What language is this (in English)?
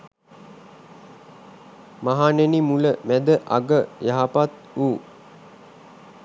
Sinhala